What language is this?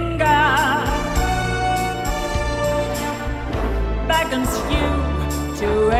German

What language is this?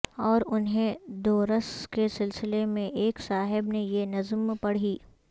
Urdu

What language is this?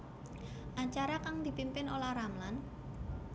Javanese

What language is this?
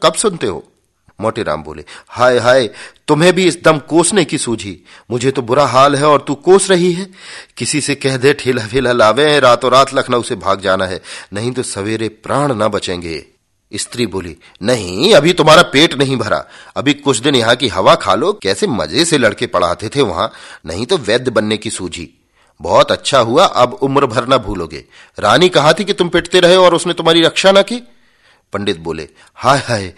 Hindi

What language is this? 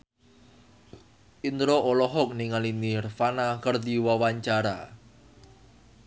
Sundanese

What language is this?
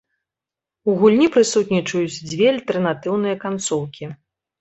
Belarusian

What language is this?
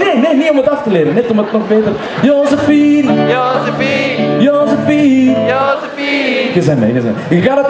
Dutch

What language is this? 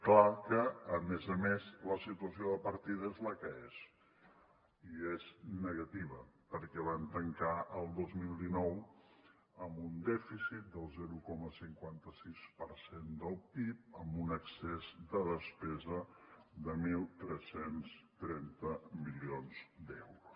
Catalan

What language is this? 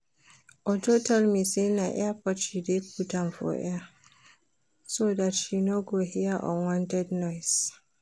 Nigerian Pidgin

